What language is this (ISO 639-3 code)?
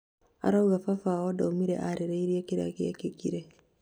kik